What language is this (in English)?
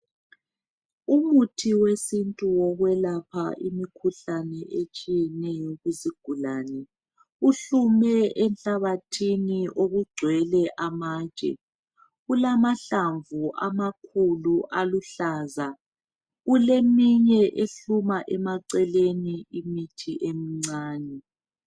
North Ndebele